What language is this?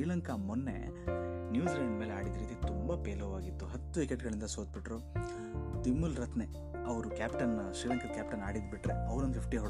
Kannada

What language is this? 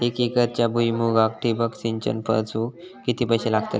Marathi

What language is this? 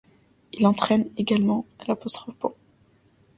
French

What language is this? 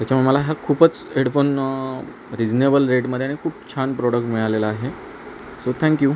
Marathi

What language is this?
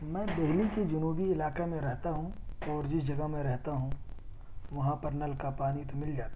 Urdu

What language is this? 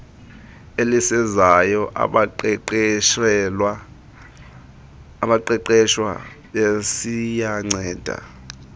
Xhosa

